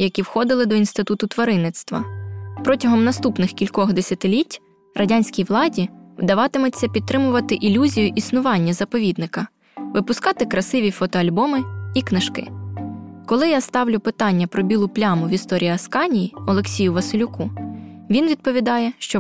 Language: Ukrainian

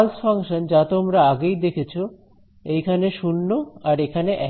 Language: Bangla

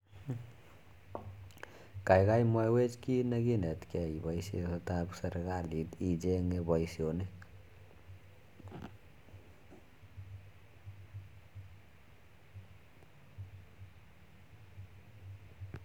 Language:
Kalenjin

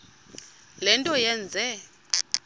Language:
Xhosa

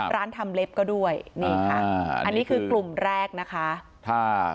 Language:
Thai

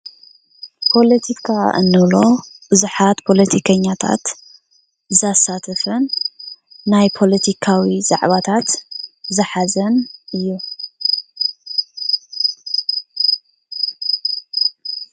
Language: Tigrinya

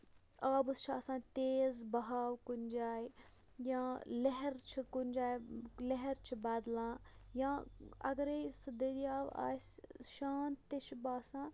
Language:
Kashmiri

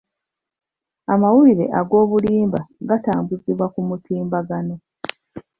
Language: Ganda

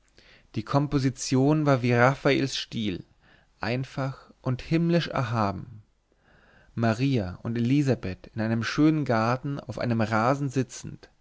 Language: German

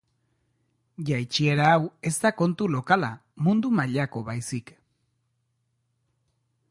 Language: Basque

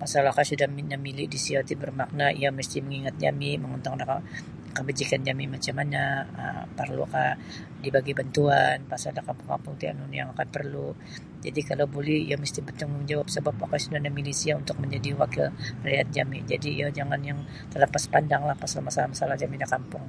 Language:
Sabah Bisaya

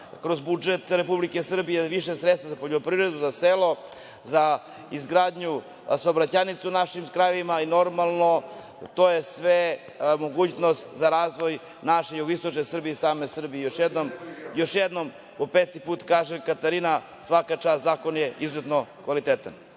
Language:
Serbian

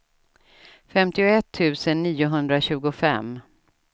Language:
Swedish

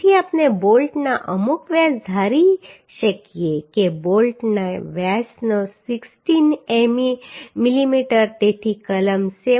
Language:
Gujarati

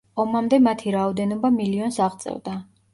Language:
Georgian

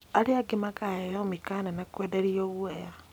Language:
Kikuyu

